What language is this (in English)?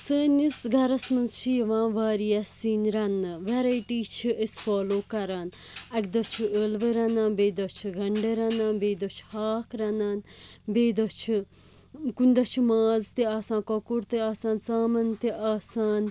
Kashmiri